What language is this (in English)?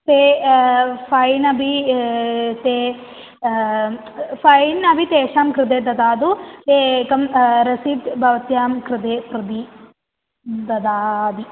Sanskrit